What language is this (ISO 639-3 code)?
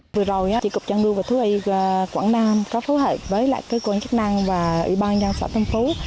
vie